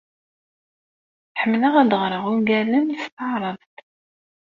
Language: Kabyle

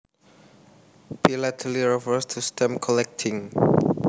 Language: Javanese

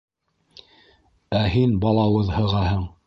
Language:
Bashkir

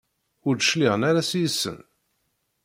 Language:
Kabyle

